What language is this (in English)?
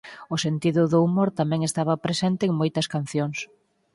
Galician